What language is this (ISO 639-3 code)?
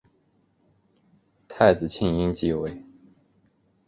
zho